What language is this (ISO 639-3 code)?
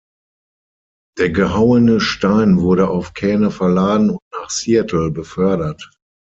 deu